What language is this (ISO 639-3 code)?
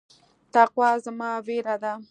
pus